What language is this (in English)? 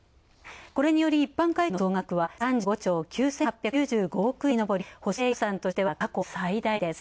Japanese